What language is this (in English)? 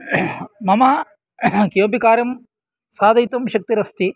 Sanskrit